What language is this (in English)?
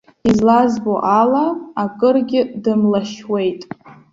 Abkhazian